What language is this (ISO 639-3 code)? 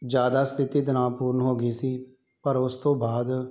pan